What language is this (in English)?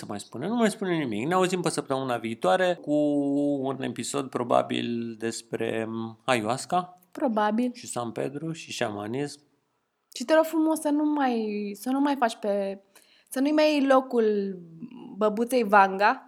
Romanian